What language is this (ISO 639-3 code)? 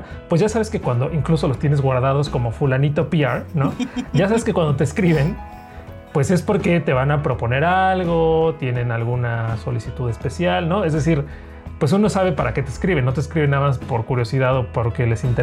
spa